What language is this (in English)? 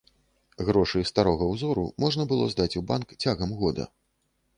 Belarusian